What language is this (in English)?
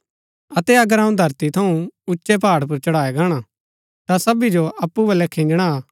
Gaddi